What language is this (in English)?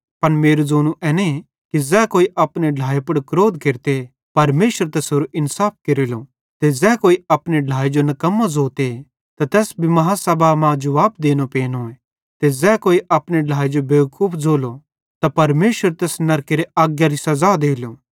Bhadrawahi